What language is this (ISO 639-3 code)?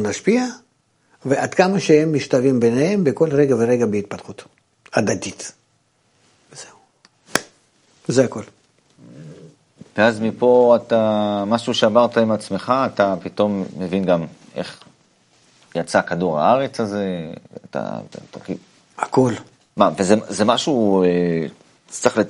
heb